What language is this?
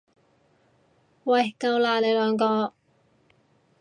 Cantonese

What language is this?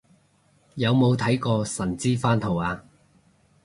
Cantonese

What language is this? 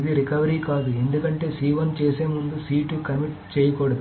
Telugu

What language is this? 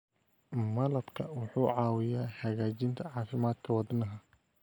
Somali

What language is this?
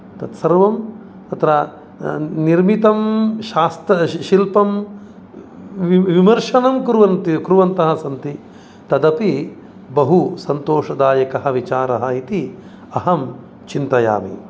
Sanskrit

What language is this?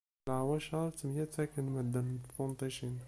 Kabyle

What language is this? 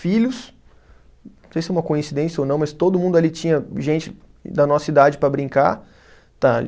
Portuguese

